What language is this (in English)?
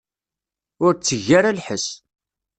Kabyle